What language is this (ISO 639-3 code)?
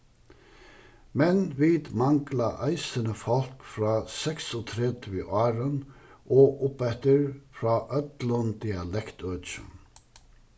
fao